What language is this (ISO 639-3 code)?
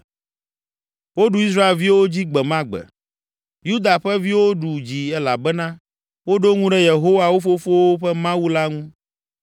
ewe